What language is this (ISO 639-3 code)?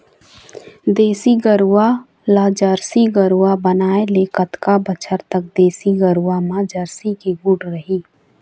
hne